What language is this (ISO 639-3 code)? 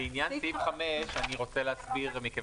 heb